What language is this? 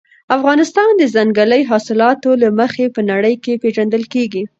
Pashto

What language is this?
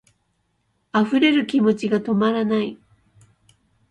Japanese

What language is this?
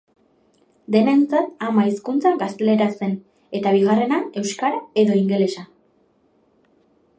Basque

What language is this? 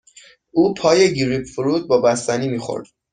Persian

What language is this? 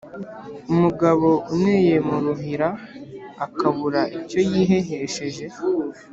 Kinyarwanda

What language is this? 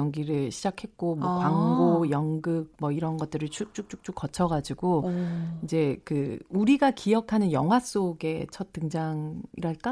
Korean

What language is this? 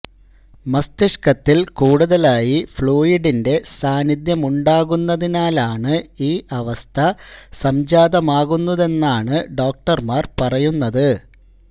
Malayalam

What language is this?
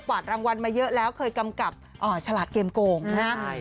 Thai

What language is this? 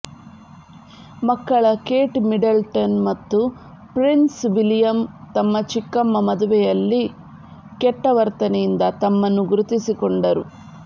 Kannada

